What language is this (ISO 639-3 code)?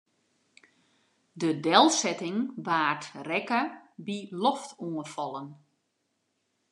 fry